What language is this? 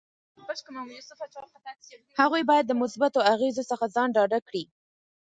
Pashto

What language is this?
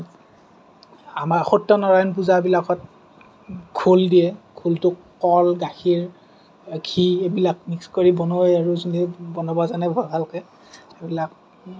Assamese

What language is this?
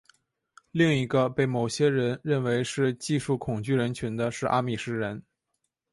Chinese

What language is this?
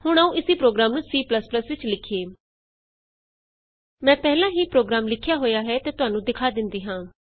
Punjabi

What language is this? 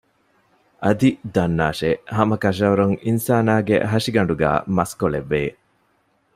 Divehi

